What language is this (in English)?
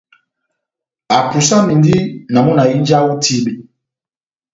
Batanga